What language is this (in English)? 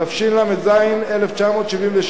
Hebrew